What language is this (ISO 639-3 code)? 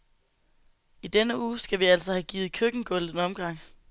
dan